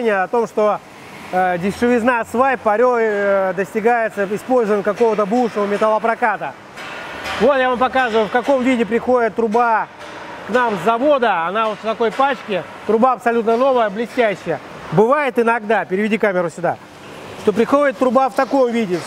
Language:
Russian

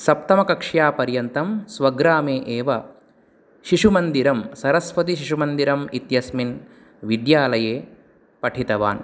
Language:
Sanskrit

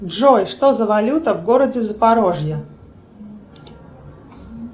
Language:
Russian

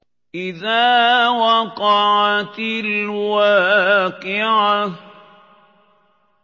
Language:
Arabic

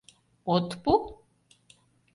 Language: Mari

